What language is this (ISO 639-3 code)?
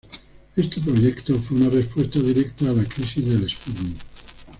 spa